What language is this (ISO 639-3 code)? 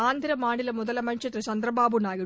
tam